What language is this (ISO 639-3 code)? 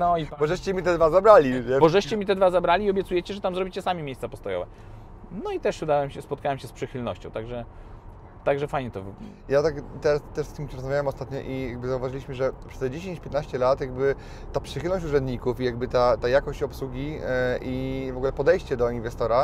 pol